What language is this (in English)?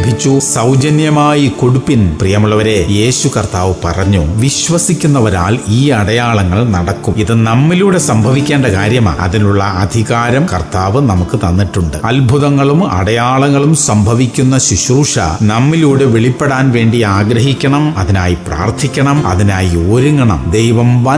Malayalam